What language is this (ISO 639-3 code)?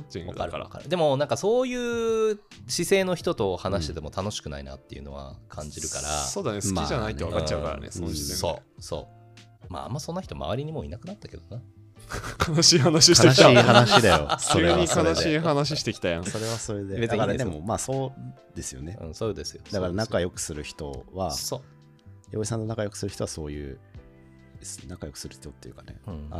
jpn